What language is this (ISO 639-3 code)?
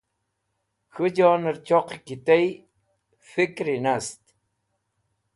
wbl